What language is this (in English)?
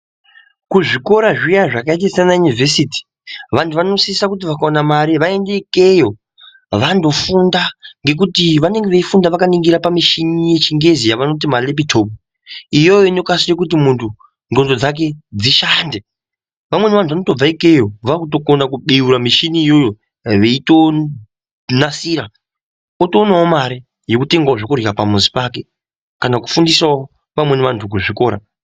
Ndau